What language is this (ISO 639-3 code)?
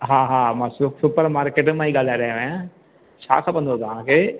snd